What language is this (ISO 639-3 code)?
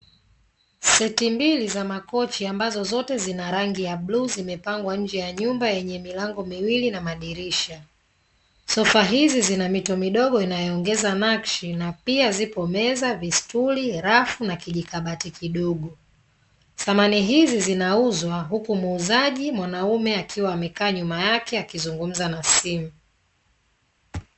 swa